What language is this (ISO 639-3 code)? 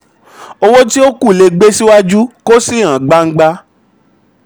yor